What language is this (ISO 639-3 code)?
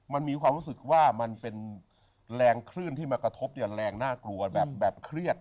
tha